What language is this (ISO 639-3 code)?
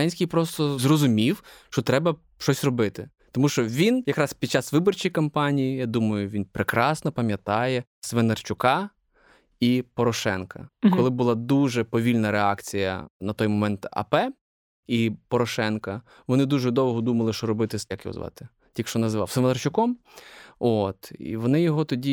ukr